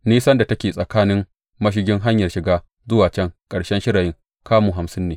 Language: Hausa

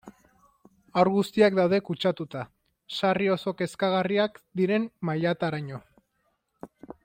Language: Basque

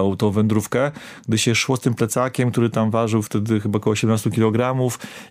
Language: Polish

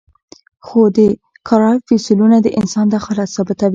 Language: Pashto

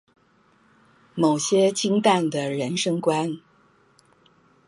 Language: Chinese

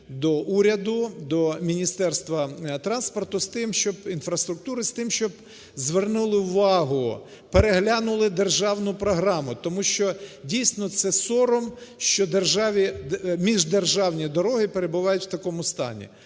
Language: Ukrainian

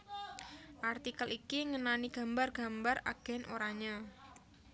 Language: Javanese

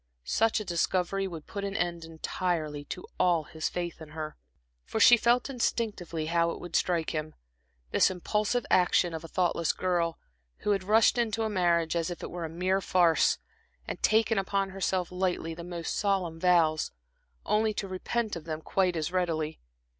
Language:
English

